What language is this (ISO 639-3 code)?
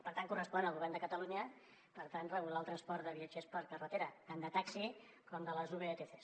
cat